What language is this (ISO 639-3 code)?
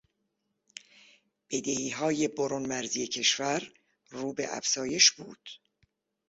fas